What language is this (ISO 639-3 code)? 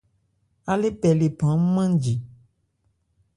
ebr